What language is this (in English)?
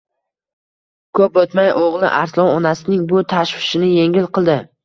Uzbek